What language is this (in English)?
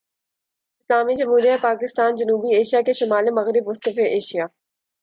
Urdu